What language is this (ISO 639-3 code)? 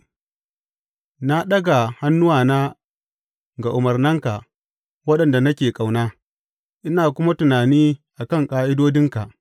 hau